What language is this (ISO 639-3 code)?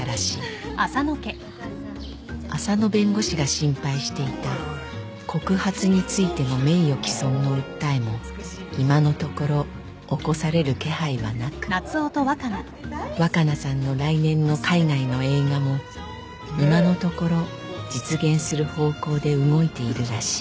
jpn